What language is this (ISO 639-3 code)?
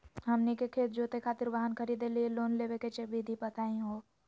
mag